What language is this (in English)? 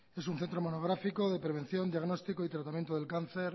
Spanish